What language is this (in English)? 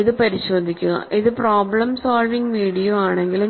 Malayalam